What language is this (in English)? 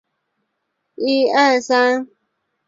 Chinese